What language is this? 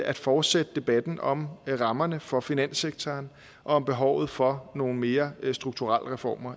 Danish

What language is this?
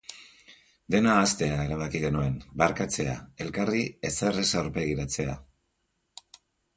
Basque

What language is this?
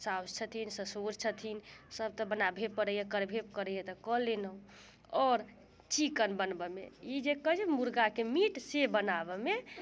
Maithili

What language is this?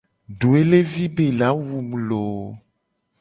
Gen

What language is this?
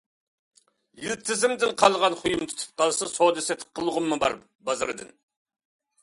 Uyghur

